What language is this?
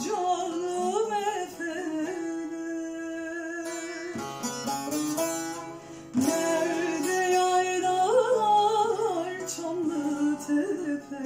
Turkish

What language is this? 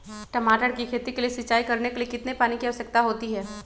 Magahi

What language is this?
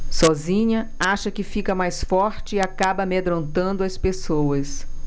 Portuguese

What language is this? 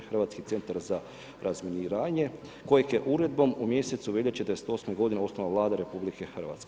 Croatian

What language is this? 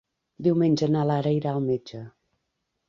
Catalan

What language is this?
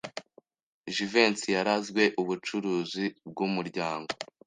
Kinyarwanda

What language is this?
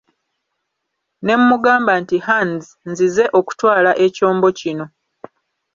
Ganda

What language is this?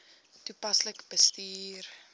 Afrikaans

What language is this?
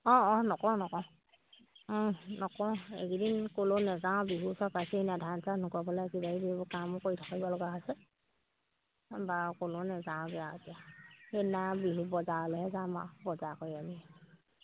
Assamese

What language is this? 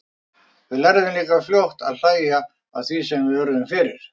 Icelandic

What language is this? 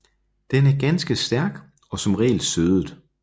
Danish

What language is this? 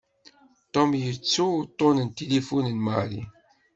Kabyle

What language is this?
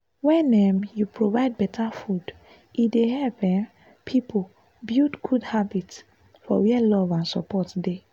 Nigerian Pidgin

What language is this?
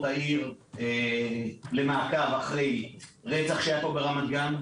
Hebrew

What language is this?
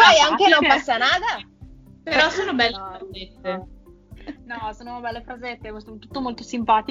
Italian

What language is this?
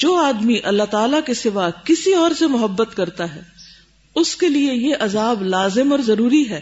Urdu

